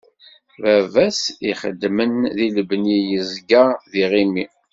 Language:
Kabyle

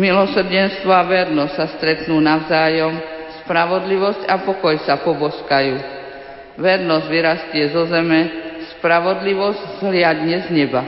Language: Slovak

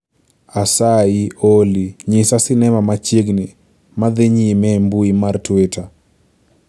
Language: Luo (Kenya and Tanzania)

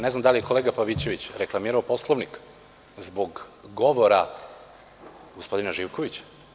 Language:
Serbian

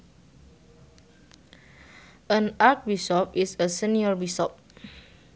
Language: Sundanese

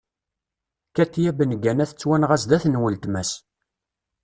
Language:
Kabyle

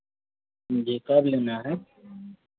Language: Hindi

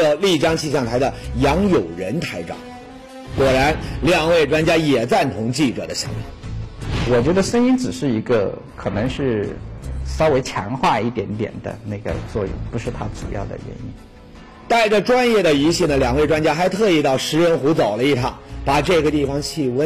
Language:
Chinese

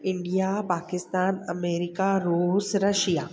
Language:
Sindhi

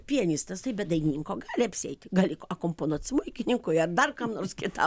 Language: Lithuanian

